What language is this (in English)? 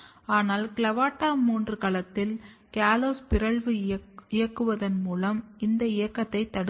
Tamil